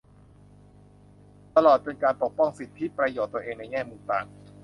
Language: Thai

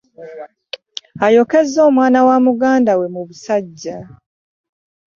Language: Ganda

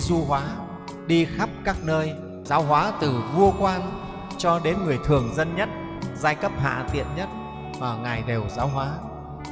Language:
Vietnamese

